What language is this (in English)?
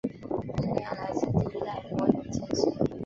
Chinese